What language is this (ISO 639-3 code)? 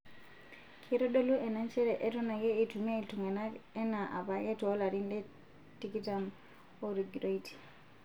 mas